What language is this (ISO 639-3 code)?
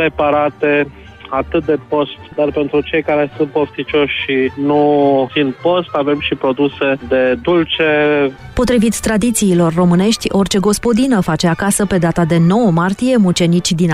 ron